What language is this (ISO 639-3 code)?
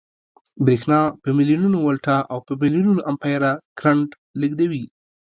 pus